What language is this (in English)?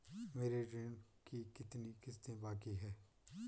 Hindi